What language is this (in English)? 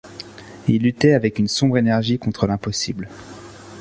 French